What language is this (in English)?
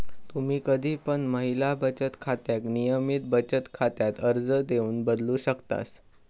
Marathi